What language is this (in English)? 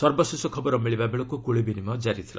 Odia